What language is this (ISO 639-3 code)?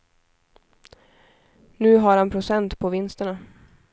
swe